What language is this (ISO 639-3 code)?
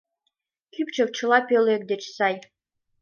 chm